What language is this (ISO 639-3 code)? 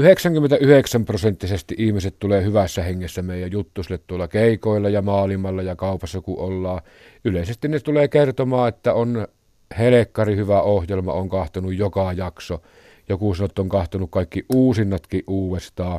fin